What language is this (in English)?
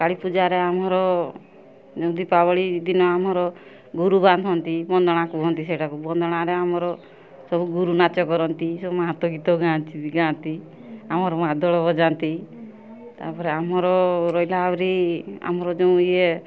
Odia